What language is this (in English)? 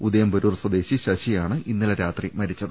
Malayalam